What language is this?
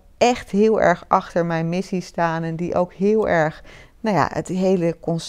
Dutch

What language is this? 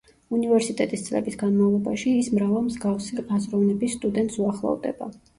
Georgian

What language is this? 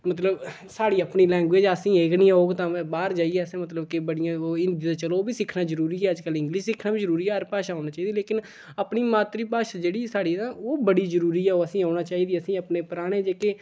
Dogri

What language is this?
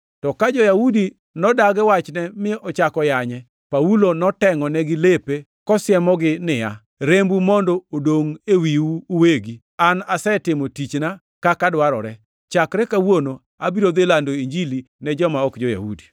Luo (Kenya and Tanzania)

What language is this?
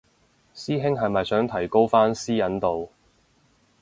Cantonese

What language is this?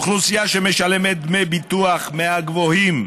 Hebrew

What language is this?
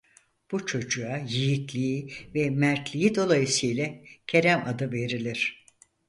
Turkish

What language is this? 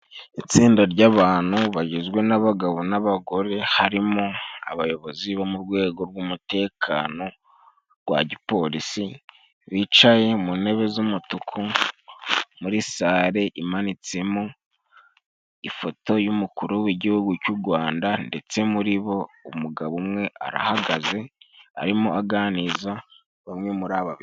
Kinyarwanda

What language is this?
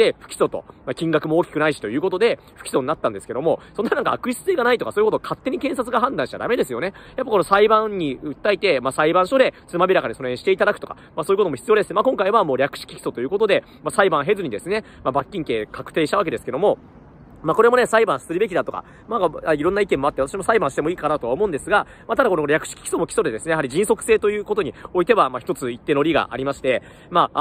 Japanese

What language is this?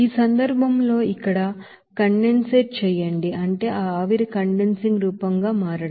Telugu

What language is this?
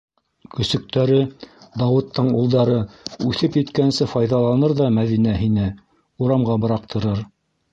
Bashkir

